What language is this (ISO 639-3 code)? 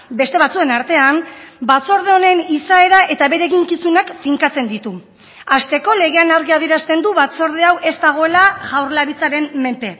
eus